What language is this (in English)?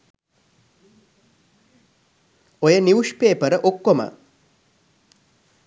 Sinhala